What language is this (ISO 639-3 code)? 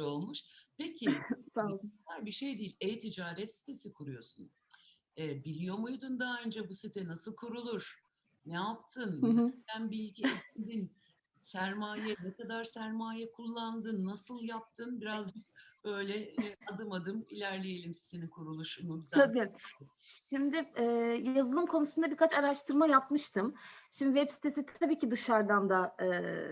tur